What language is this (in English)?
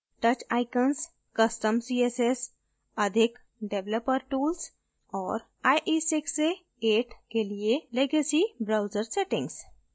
Hindi